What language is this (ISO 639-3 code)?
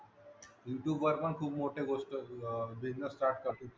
mar